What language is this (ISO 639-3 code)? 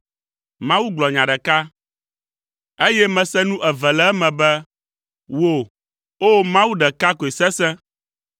ewe